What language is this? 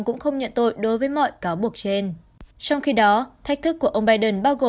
Vietnamese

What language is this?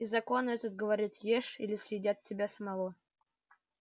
Russian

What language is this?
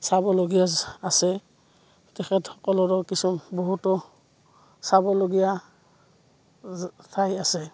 Assamese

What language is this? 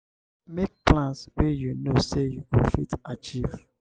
Nigerian Pidgin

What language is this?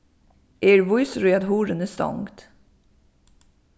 Faroese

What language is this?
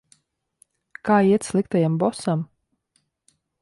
Latvian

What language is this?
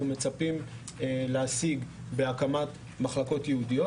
Hebrew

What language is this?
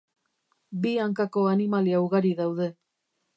Basque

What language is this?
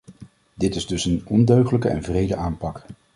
Dutch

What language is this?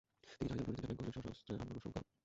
Bangla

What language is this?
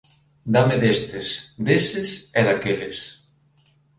Galician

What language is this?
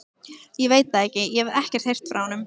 Icelandic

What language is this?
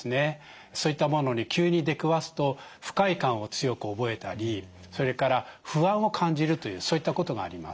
Japanese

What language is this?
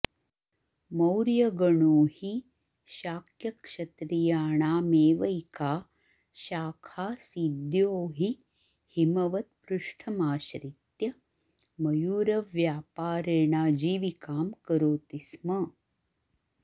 Sanskrit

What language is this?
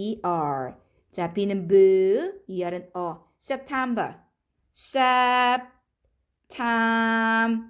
Korean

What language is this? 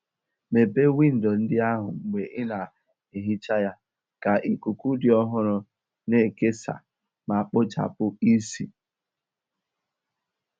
Igbo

